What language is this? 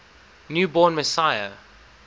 English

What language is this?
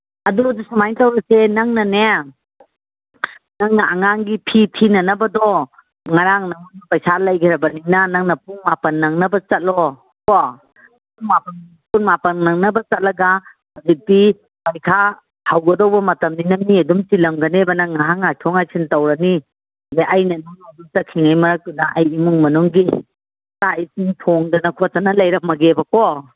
Manipuri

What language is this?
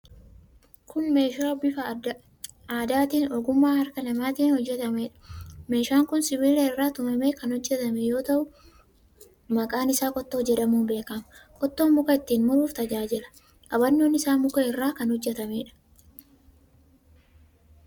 Oromo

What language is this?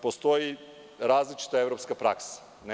Serbian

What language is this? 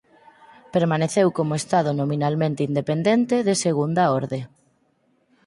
Galician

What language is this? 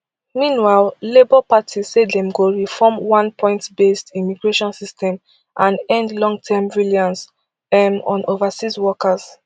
Nigerian Pidgin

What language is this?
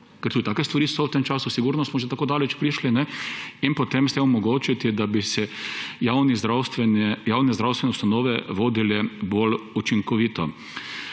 Slovenian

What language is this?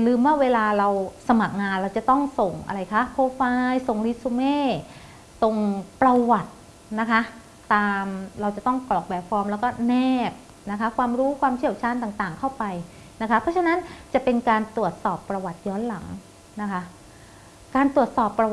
Thai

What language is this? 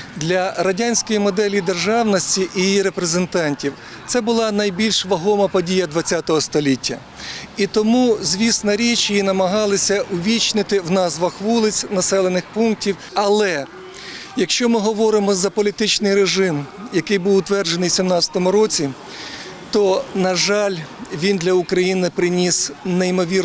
Ukrainian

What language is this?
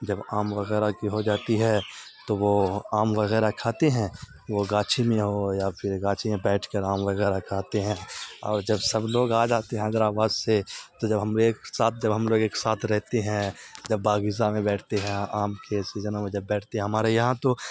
Urdu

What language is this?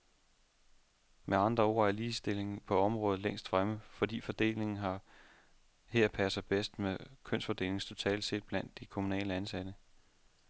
Danish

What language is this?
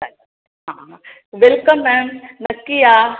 Marathi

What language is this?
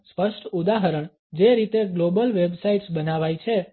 Gujarati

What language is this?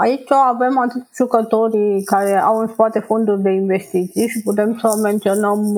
Romanian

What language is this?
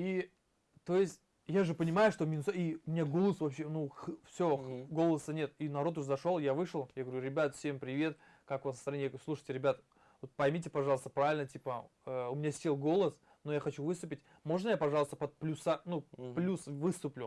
Russian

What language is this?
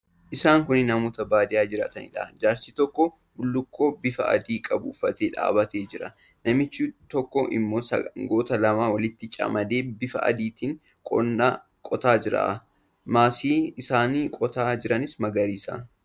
Oromo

